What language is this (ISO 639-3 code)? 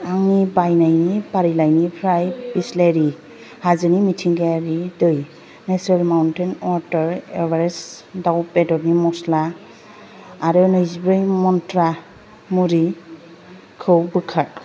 brx